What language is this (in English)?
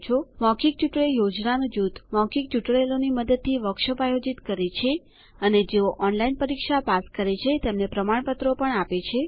Gujarati